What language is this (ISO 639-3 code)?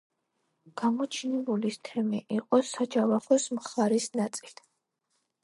kat